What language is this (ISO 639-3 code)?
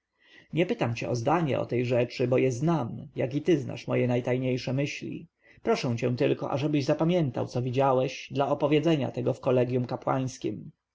pol